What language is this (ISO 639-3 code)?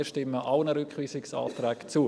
gsw